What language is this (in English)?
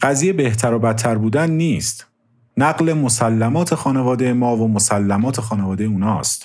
Persian